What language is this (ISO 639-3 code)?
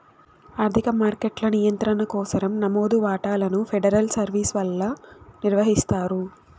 tel